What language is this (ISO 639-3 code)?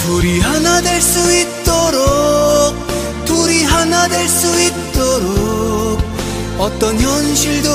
kor